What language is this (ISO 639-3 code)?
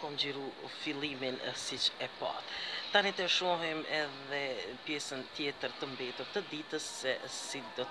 pol